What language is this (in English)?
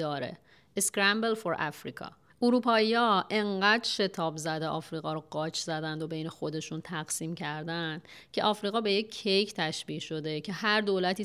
Persian